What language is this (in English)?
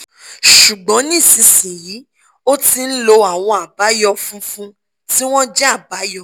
Yoruba